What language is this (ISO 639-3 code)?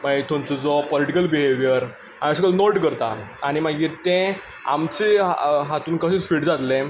kok